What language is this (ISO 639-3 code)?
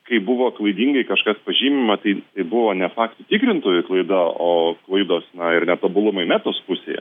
lit